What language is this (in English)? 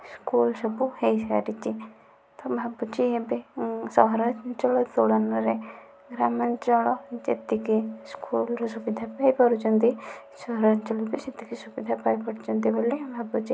Odia